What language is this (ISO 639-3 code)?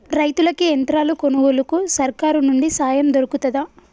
tel